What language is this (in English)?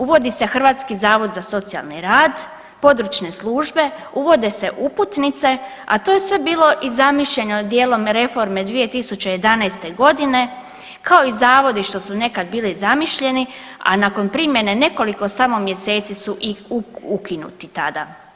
Croatian